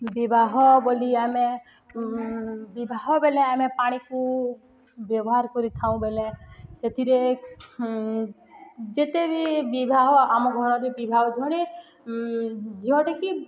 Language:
Odia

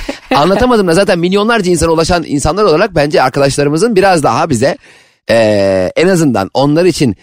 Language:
Turkish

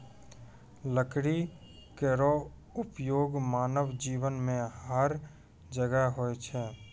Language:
Maithili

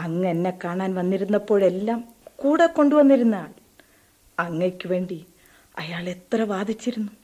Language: Malayalam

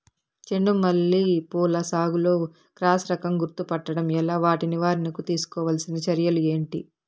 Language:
Telugu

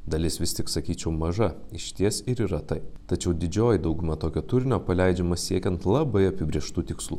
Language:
Lithuanian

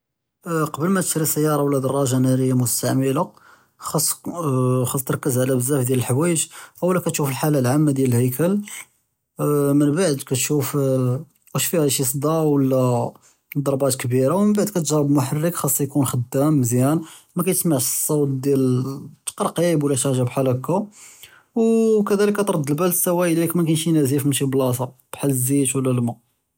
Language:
Judeo-Arabic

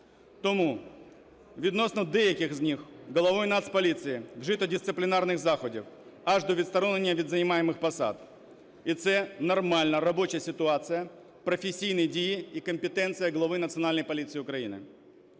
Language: Ukrainian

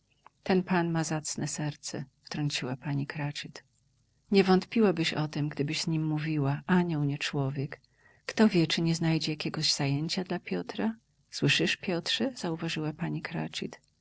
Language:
Polish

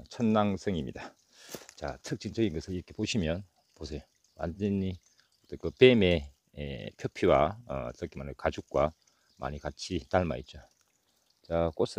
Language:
Korean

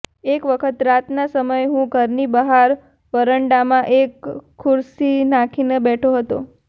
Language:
Gujarati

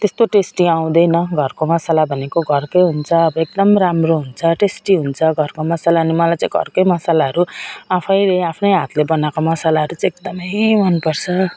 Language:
Nepali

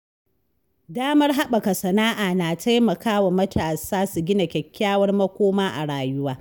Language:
Hausa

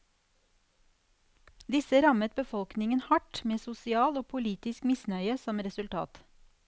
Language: Norwegian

